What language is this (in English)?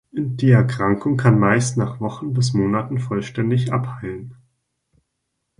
German